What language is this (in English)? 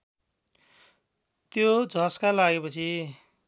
Nepali